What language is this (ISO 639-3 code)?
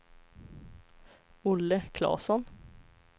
swe